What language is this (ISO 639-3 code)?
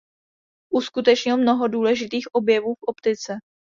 ces